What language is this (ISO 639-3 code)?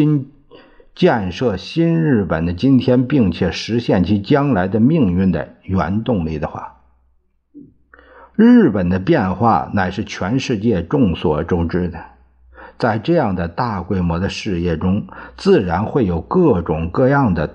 zho